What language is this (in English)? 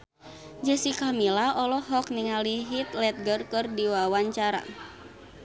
Sundanese